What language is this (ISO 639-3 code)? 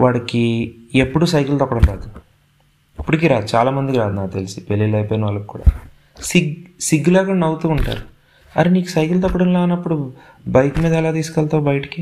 tel